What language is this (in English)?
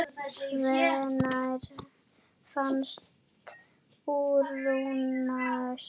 Icelandic